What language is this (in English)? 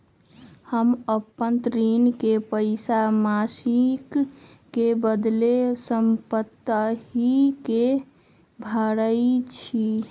Magahi